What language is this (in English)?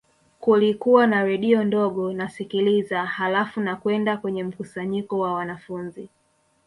Swahili